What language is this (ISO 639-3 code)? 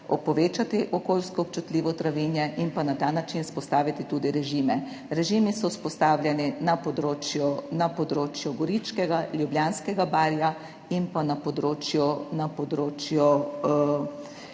slv